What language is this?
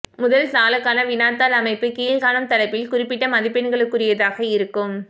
Tamil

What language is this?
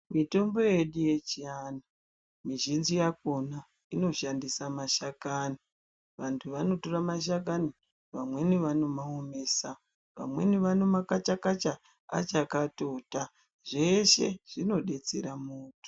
Ndau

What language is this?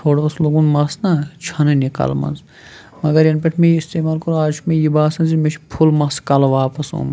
Kashmiri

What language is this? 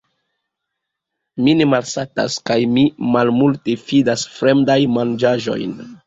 Esperanto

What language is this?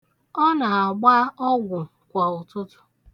Igbo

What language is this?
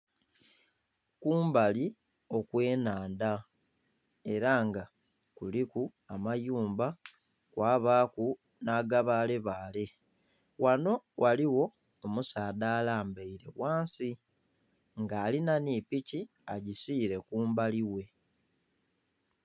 Soga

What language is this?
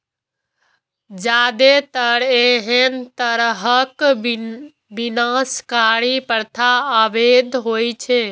Maithili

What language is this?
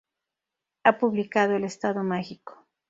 Spanish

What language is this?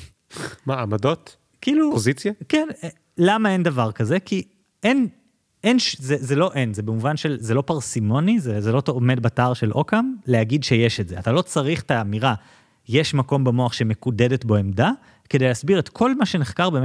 Hebrew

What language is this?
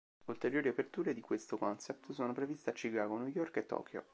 Italian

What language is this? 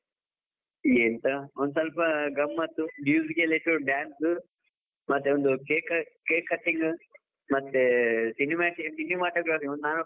Kannada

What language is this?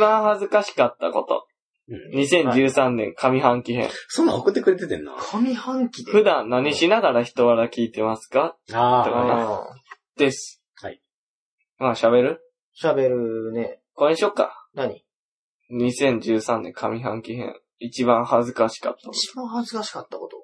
Japanese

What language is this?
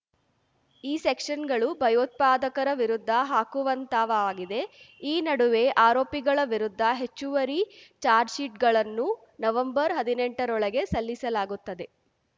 Kannada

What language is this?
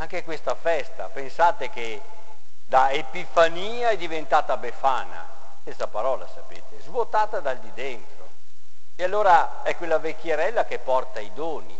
Italian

